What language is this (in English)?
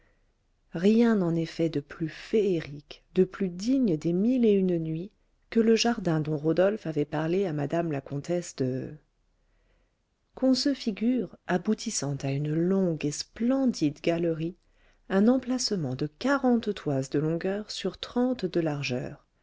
French